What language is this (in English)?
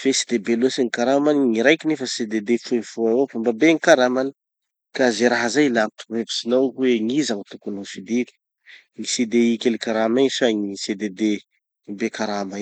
Tanosy Malagasy